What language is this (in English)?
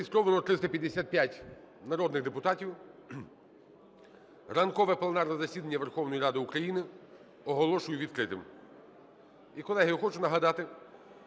Ukrainian